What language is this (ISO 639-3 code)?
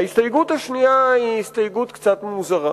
heb